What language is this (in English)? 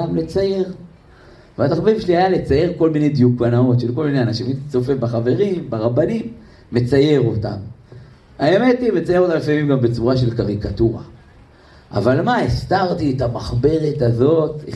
Hebrew